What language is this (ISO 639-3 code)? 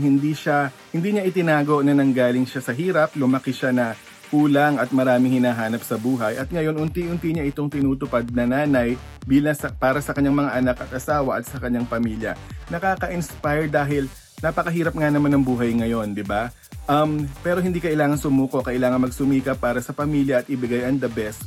fil